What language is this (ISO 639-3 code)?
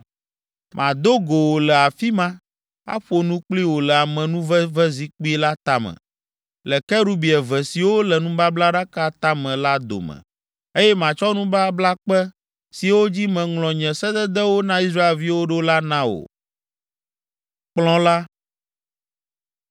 ewe